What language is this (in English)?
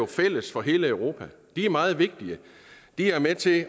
Danish